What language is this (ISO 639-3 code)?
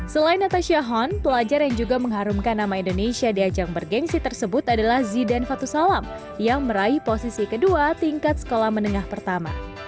ind